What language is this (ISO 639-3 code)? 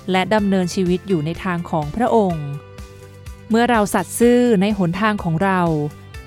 tha